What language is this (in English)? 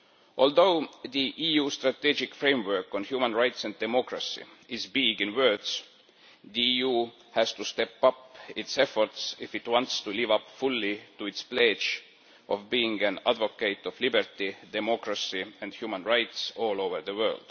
English